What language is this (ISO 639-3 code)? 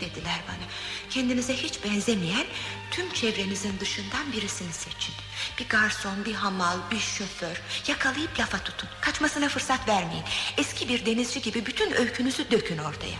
tur